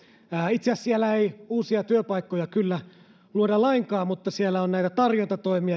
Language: Finnish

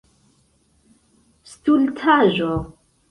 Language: Esperanto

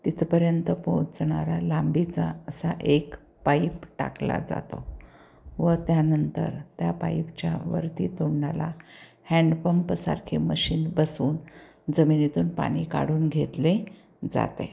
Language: Marathi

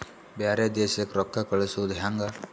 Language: Kannada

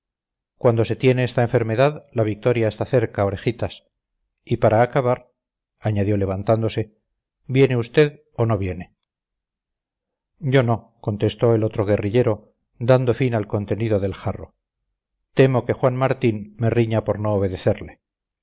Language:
Spanish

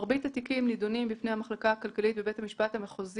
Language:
Hebrew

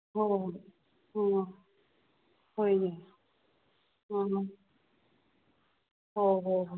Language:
Manipuri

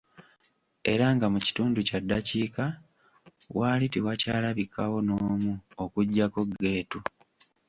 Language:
Ganda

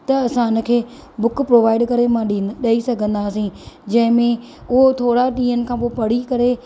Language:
Sindhi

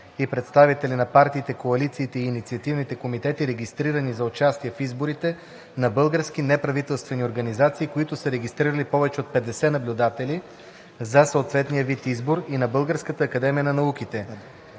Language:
Bulgarian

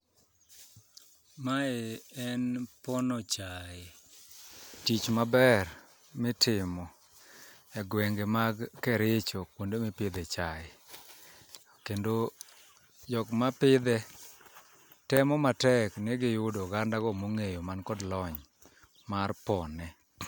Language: Luo (Kenya and Tanzania)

